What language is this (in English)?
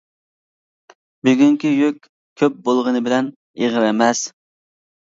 Uyghur